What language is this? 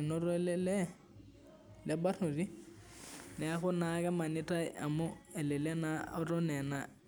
Masai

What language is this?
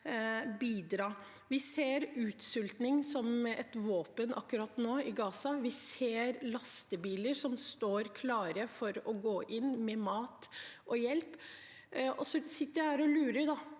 Norwegian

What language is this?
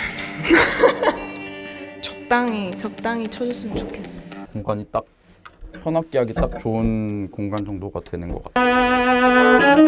Korean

